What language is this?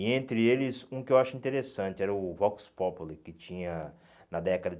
Portuguese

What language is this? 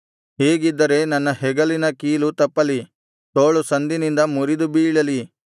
Kannada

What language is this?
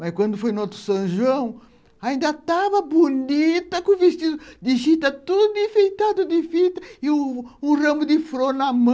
Portuguese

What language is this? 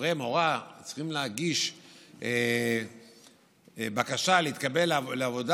Hebrew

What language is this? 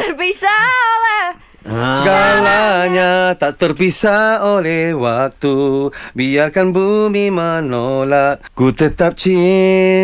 Malay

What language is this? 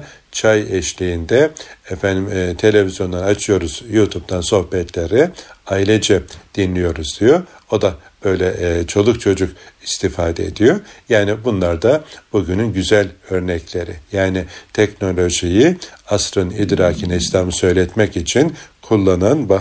Turkish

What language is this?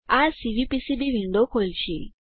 Gujarati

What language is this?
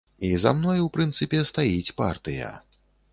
Belarusian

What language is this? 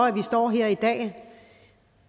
Danish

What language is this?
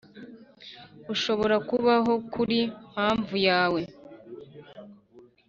Kinyarwanda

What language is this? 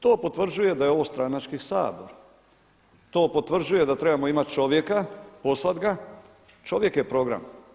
Croatian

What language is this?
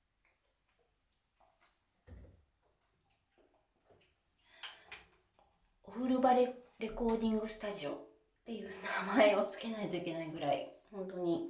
Japanese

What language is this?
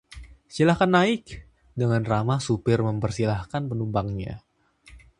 Indonesian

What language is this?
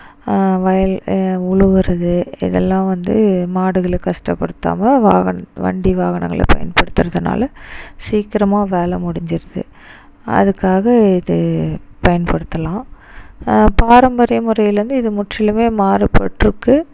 Tamil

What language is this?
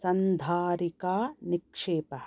Sanskrit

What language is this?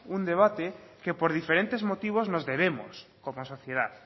Spanish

